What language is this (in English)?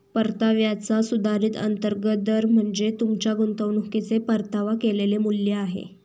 Marathi